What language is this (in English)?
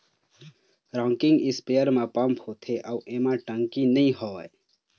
Chhattisgarhi